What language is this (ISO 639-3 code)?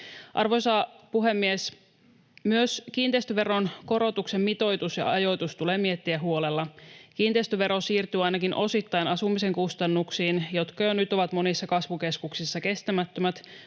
fin